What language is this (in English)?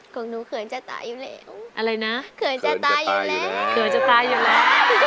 Thai